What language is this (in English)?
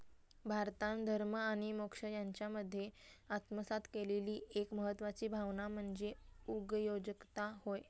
Marathi